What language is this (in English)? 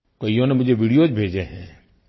Hindi